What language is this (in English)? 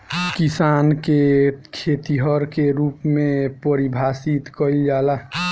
Bhojpuri